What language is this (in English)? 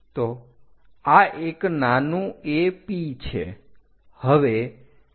Gujarati